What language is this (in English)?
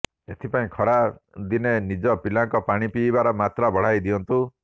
Odia